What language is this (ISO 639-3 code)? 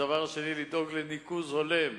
heb